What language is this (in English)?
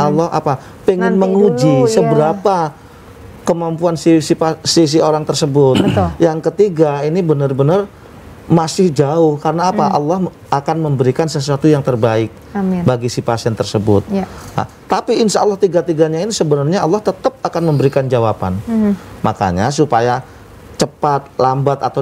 Indonesian